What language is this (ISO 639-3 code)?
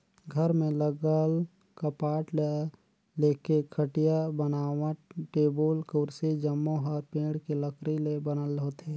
hne